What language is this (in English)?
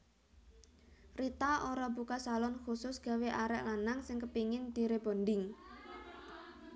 Javanese